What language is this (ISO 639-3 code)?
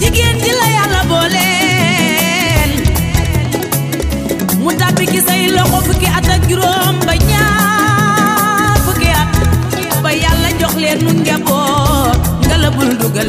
fra